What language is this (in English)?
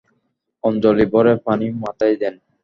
Bangla